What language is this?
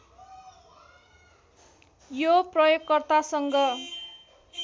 Nepali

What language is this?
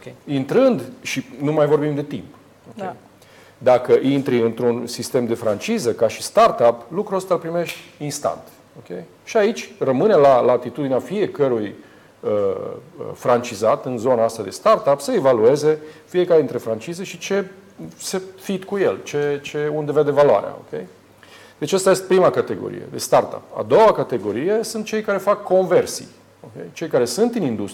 Romanian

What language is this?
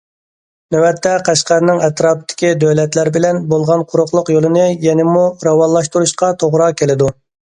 Uyghur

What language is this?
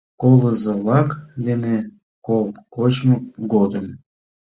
Mari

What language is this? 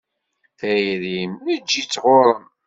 Kabyle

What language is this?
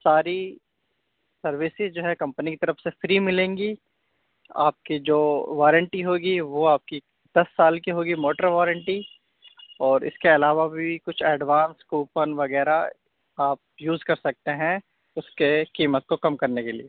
Urdu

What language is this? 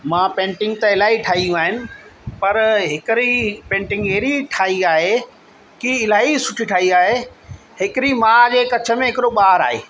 Sindhi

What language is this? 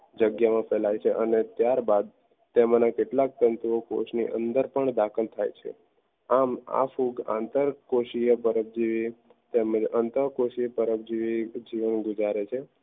Gujarati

